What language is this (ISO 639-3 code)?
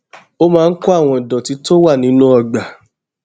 yor